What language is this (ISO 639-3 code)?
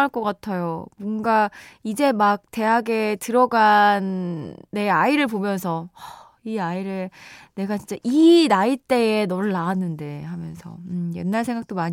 kor